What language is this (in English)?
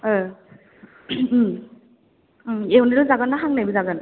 Bodo